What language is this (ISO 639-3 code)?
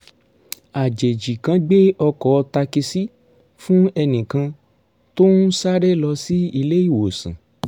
yor